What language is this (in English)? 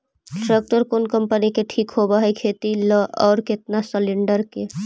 Magahi